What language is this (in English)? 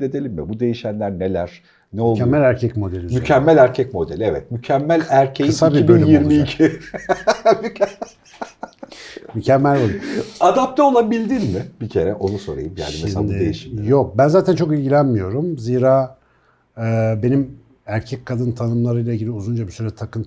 Turkish